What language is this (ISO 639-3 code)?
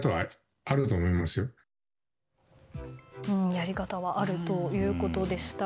jpn